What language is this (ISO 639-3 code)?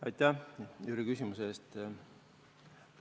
est